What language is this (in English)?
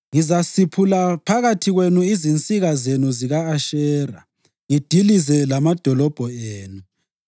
North Ndebele